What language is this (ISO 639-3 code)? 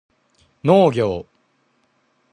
jpn